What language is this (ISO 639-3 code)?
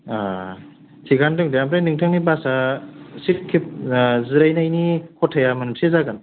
brx